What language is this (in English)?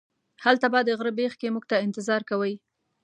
Pashto